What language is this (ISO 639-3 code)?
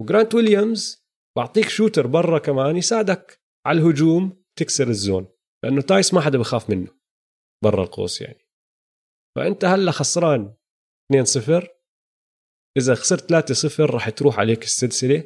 ara